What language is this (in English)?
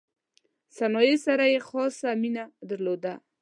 Pashto